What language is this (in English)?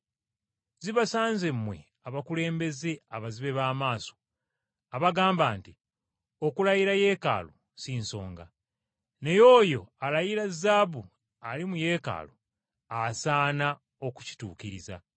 Ganda